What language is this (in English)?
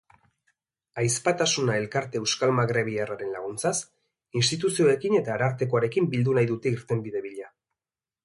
Basque